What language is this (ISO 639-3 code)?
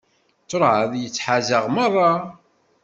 kab